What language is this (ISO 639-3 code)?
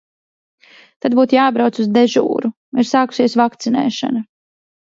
lav